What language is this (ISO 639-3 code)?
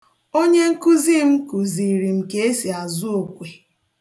ibo